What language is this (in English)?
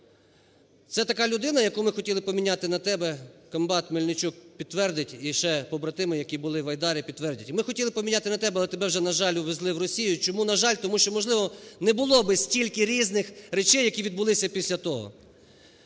Ukrainian